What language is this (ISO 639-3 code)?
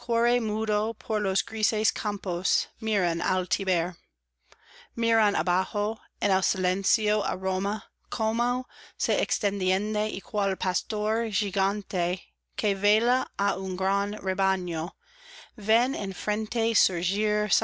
spa